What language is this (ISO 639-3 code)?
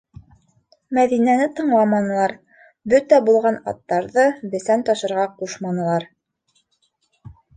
bak